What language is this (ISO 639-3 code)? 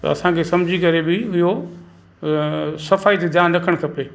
snd